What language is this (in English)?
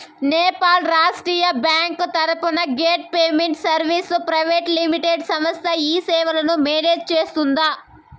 Telugu